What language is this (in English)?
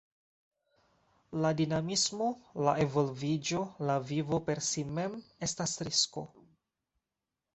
Esperanto